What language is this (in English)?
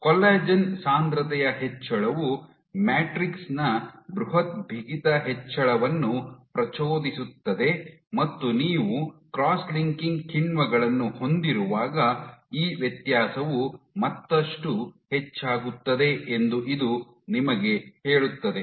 Kannada